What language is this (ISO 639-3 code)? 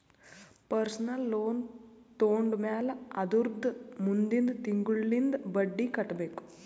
kan